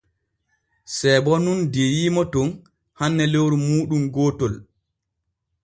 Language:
Borgu Fulfulde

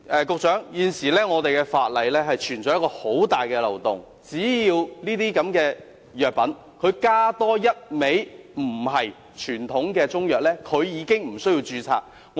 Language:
Cantonese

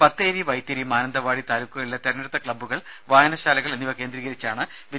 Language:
Malayalam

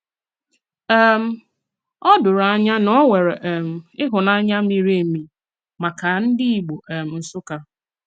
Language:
Igbo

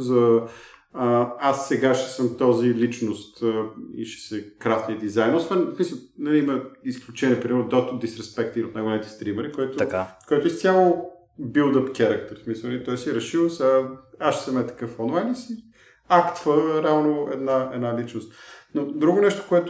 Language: Bulgarian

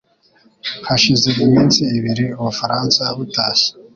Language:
Kinyarwanda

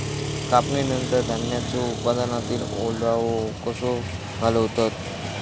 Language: Marathi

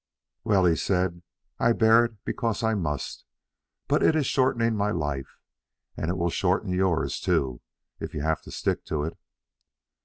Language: English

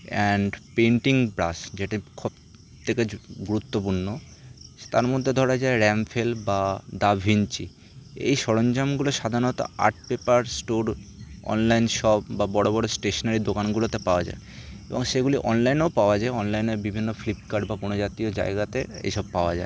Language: Bangla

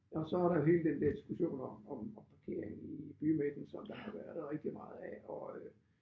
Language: Danish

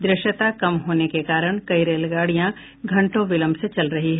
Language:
Hindi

